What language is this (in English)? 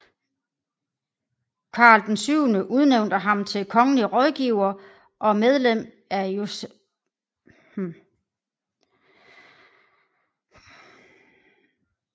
Danish